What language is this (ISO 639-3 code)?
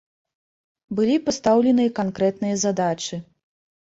bel